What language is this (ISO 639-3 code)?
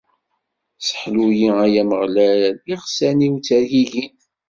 kab